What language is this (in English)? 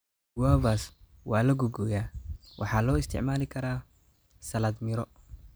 Somali